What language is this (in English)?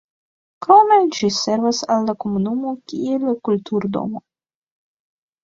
Esperanto